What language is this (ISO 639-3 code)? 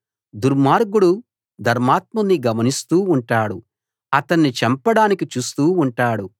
tel